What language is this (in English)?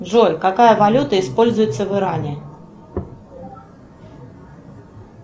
Russian